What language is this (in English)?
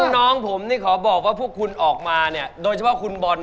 Thai